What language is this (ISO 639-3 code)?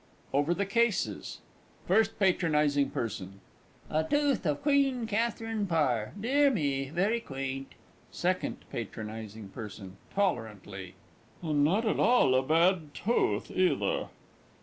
eng